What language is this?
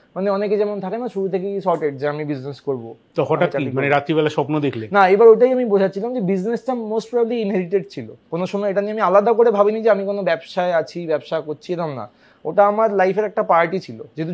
Bangla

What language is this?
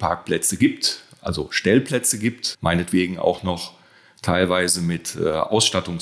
German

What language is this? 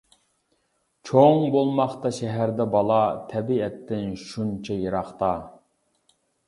Uyghur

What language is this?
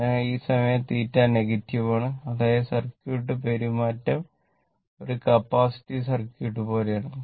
Malayalam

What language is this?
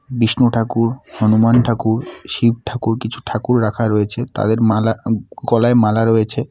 Bangla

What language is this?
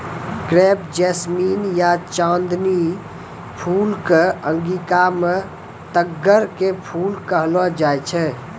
Maithili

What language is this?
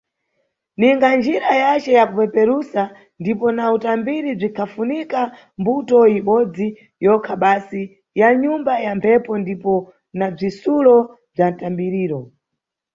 Nyungwe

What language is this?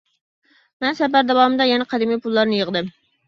Uyghur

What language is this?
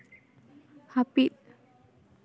Santali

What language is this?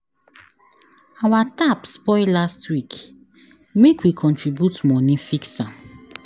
Nigerian Pidgin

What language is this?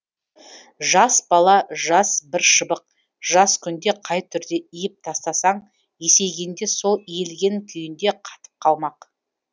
Kazakh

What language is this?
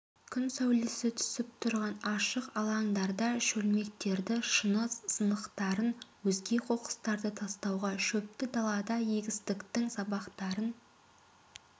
Kazakh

